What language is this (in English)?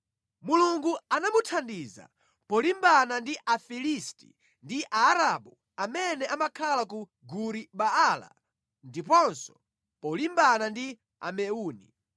Nyanja